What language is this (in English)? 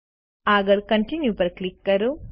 Gujarati